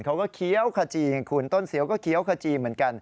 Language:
Thai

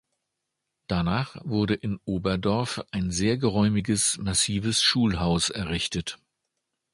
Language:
German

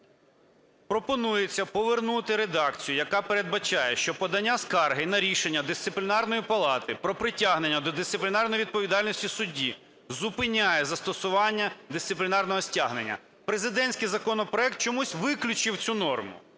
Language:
Ukrainian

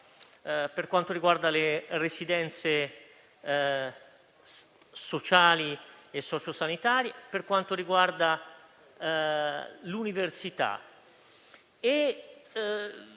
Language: Italian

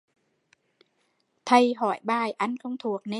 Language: Vietnamese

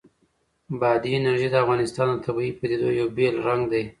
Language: Pashto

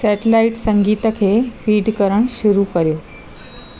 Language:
Sindhi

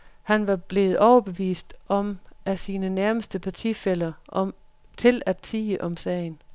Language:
Danish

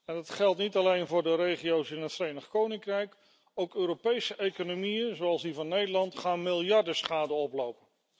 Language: Dutch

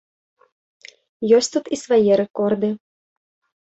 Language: Belarusian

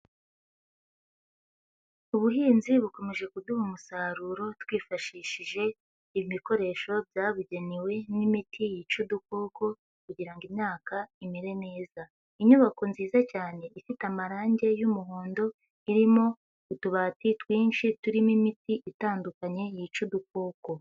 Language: Kinyarwanda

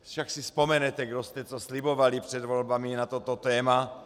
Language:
Czech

